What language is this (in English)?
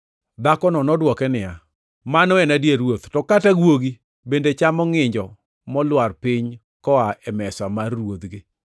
Luo (Kenya and Tanzania)